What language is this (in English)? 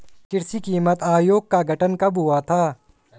Hindi